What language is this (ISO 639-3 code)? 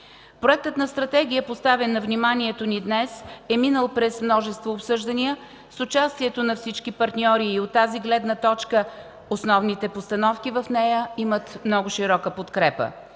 bul